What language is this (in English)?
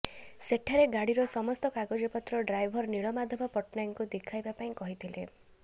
Odia